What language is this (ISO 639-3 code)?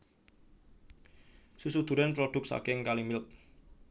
jav